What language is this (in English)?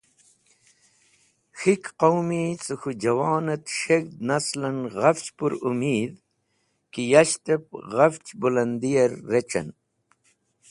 Wakhi